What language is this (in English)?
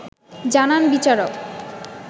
Bangla